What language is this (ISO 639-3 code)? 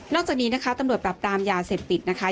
tha